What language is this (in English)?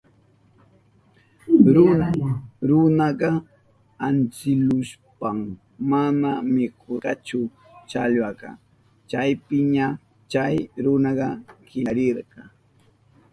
Southern Pastaza Quechua